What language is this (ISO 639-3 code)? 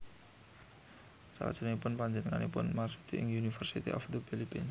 jav